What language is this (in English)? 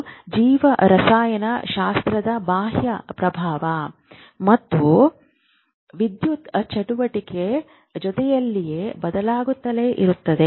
Kannada